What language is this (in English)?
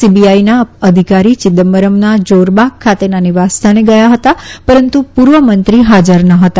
Gujarati